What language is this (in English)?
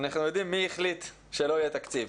Hebrew